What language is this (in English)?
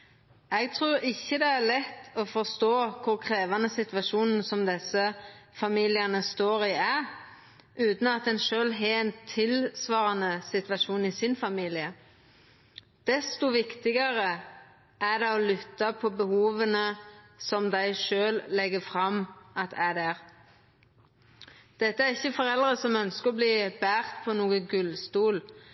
Norwegian Nynorsk